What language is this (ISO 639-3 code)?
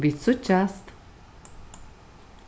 fao